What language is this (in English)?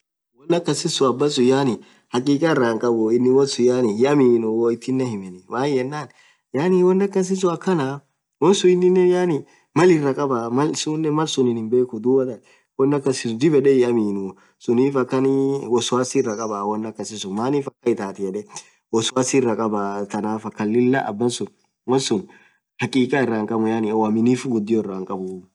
Orma